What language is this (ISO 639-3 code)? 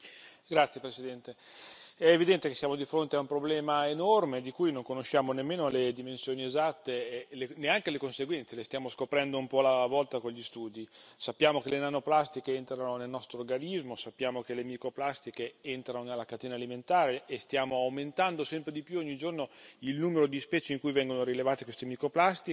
ita